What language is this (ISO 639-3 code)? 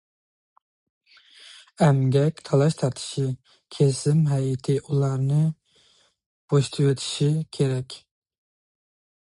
uig